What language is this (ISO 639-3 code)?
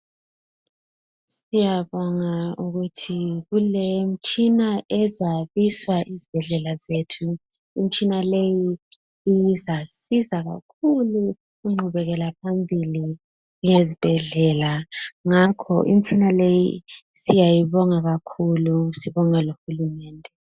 nde